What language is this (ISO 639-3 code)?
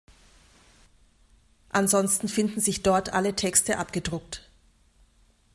deu